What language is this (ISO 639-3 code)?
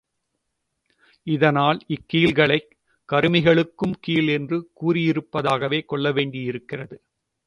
tam